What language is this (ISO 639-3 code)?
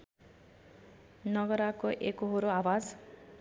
nep